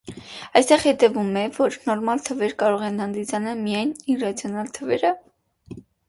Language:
Armenian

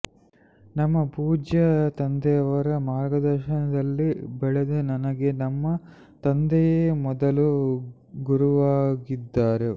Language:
Kannada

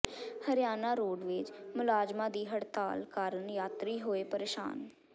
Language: Punjabi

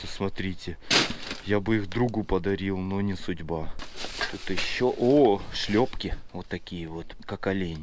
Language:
Russian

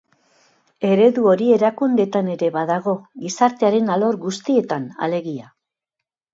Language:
Basque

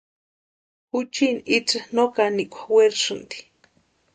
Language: Western Highland Purepecha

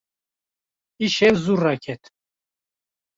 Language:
Kurdish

